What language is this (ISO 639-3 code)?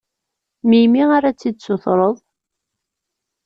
kab